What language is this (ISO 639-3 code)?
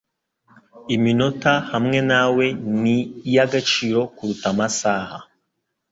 kin